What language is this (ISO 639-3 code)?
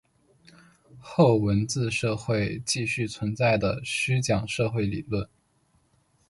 zho